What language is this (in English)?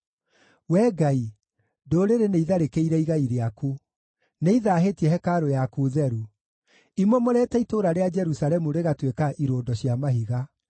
Kikuyu